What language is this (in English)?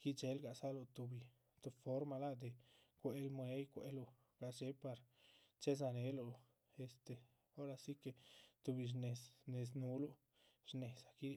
Chichicapan Zapotec